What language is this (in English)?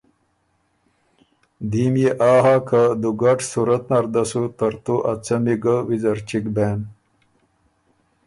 Ormuri